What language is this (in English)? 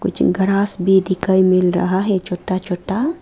Hindi